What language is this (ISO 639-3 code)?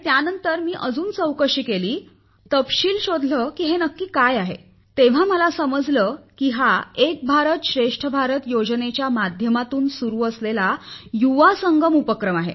mar